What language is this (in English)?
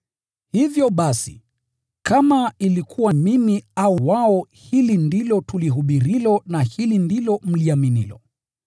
Swahili